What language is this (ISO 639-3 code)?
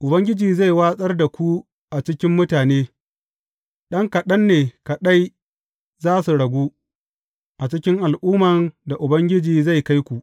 hau